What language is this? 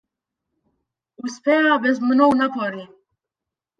Macedonian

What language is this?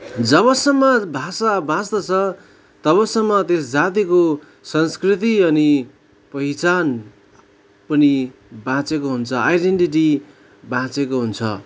Nepali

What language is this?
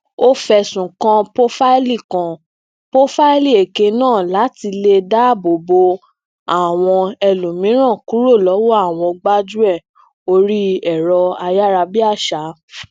Yoruba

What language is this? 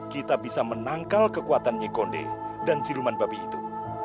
Indonesian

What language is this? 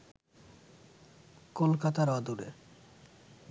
Bangla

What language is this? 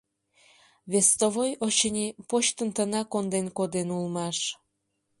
Mari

